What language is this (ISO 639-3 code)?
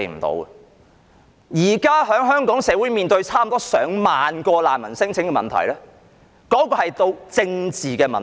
yue